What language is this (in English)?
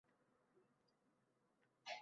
Uzbek